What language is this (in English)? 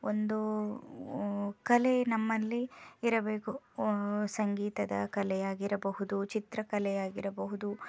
Kannada